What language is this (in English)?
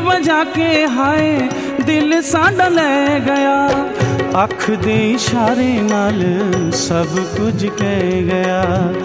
Hindi